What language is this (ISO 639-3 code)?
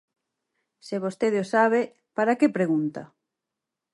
glg